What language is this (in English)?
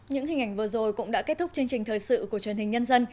Vietnamese